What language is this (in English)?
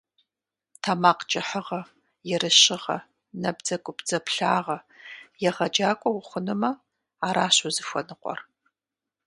Kabardian